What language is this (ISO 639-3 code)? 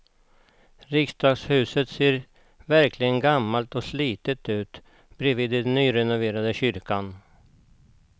swe